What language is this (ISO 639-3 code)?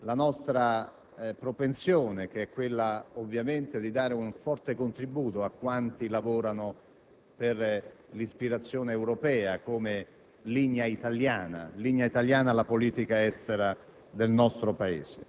ita